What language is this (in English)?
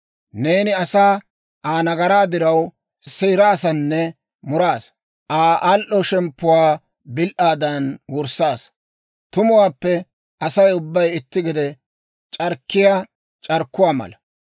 Dawro